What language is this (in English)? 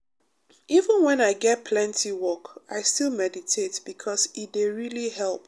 Nigerian Pidgin